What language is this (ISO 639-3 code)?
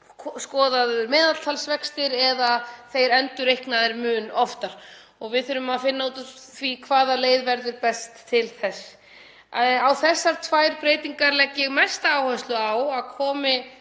isl